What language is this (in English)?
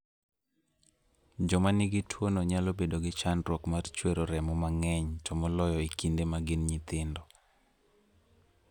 Luo (Kenya and Tanzania)